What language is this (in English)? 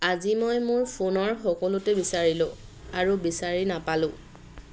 Assamese